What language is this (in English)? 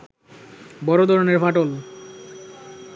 Bangla